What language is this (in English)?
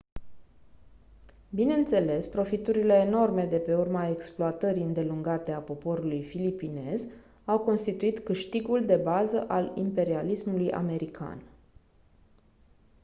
Romanian